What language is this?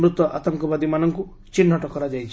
Odia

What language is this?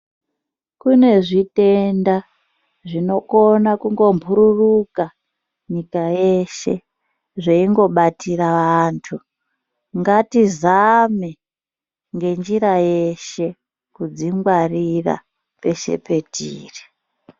Ndau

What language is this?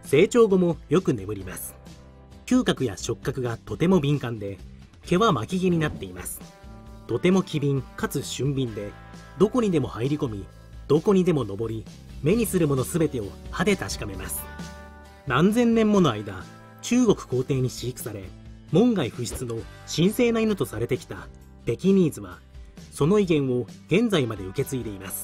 Japanese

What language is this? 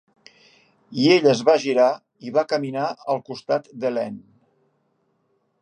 Catalan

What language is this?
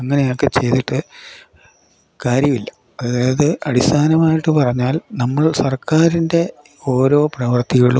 Malayalam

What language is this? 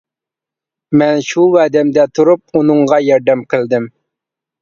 Uyghur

